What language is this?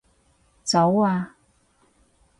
Cantonese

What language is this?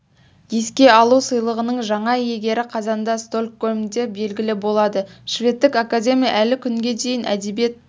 Kazakh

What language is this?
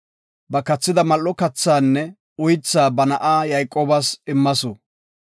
Gofa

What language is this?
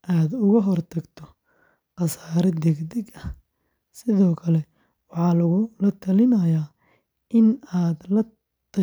Somali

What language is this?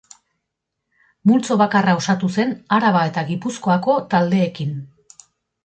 Basque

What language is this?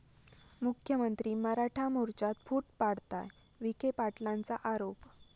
Marathi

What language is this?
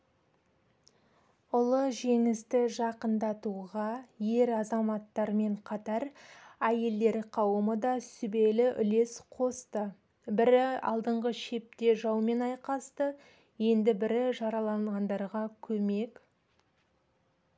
Kazakh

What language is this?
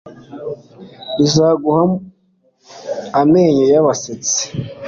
Kinyarwanda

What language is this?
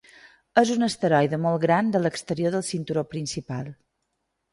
Catalan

